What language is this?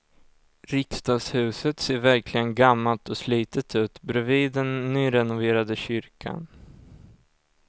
Swedish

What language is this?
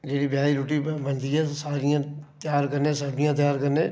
Dogri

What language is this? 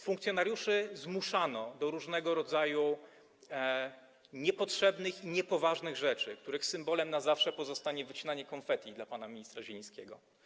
Polish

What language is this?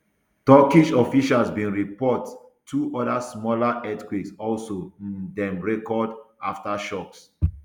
Nigerian Pidgin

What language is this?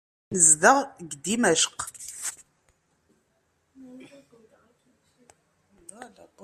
Kabyle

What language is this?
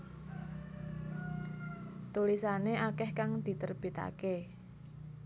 Javanese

